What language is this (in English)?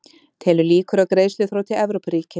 Icelandic